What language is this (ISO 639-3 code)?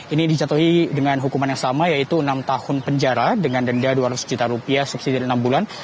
ind